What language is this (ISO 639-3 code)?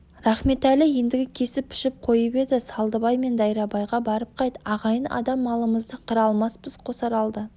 kaz